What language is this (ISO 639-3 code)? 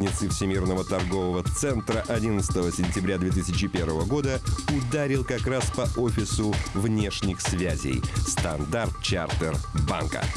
rus